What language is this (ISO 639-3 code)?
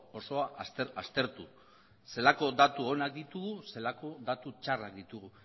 eus